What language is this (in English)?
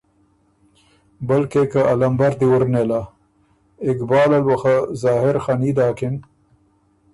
Ormuri